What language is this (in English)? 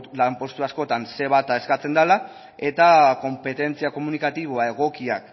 Basque